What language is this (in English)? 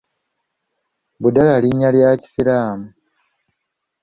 Ganda